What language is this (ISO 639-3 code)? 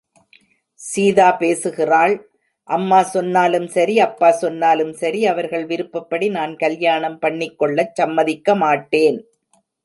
tam